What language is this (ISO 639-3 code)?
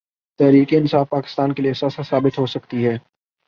urd